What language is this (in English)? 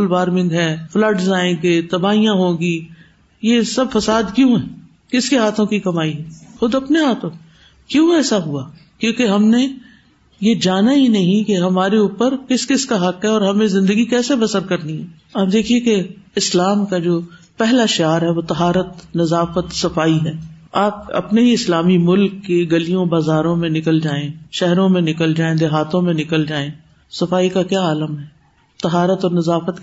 Urdu